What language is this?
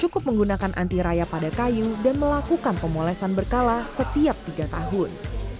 Indonesian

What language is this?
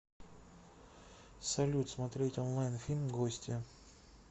Russian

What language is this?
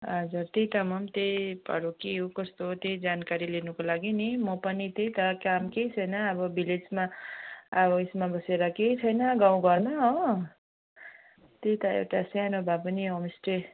Nepali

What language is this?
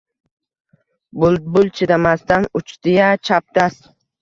Uzbek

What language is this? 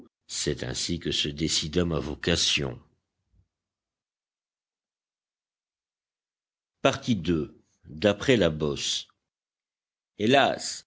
French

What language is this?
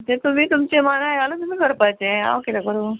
Konkani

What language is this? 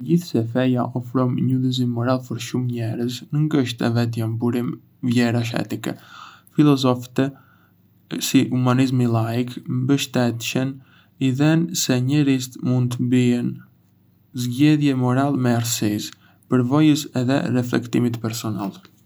Arbëreshë Albanian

